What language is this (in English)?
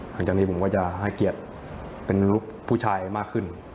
Thai